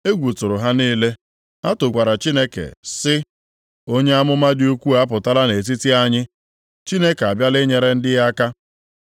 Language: Igbo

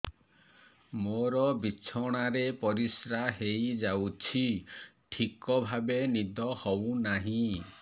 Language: Odia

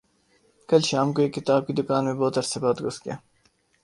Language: Urdu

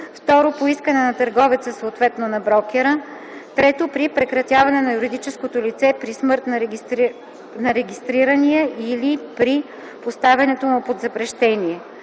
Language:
Bulgarian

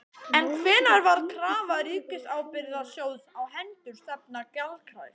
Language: Icelandic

